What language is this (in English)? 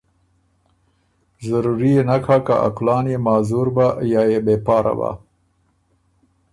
Ormuri